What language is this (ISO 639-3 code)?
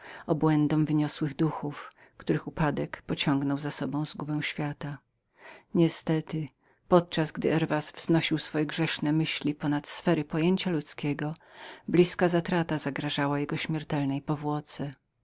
pol